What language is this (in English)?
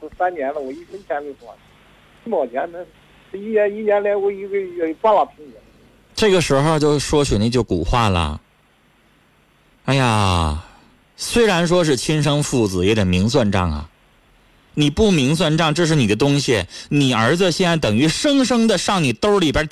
Chinese